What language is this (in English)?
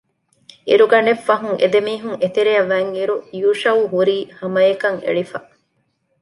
Divehi